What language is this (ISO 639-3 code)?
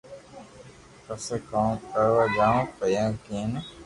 lrk